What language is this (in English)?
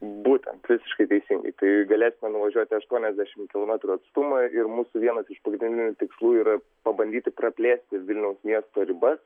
Lithuanian